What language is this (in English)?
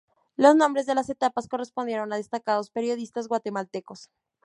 Spanish